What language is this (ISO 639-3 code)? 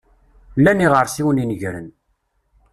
kab